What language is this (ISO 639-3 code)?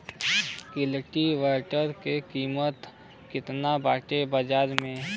bho